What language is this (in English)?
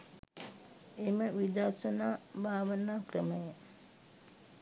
Sinhala